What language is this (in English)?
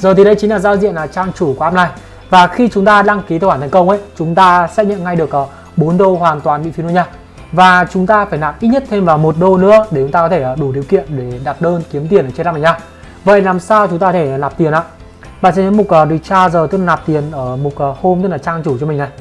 Vietnamese